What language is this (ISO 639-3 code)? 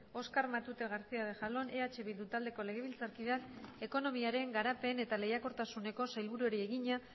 eus